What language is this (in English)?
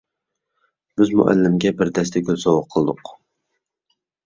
Uyghur